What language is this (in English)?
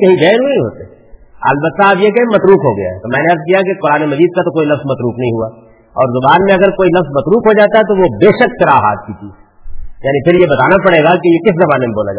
Urdu